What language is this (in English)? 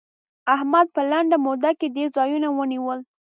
Pashto